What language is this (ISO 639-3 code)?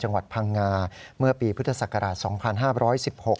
tha